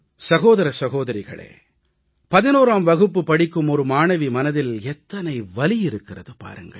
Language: Tamil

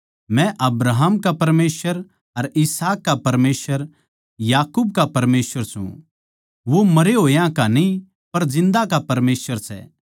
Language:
Haryanvi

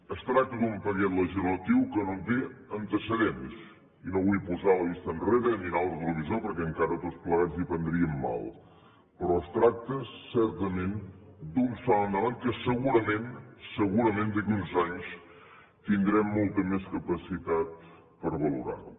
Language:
Catalan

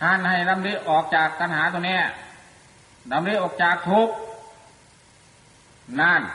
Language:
Thai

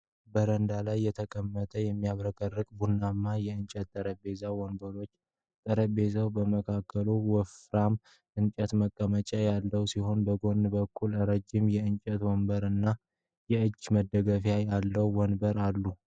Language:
Amharic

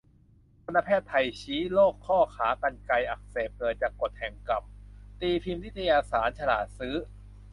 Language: Thai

